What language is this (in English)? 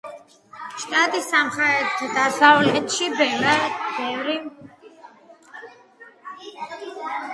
Georgian